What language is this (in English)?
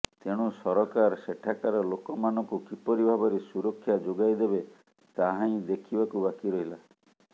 Odia